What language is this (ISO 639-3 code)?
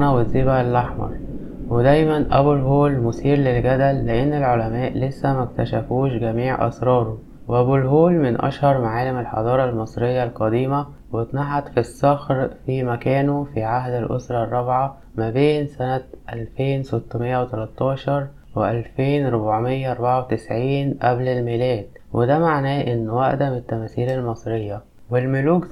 ara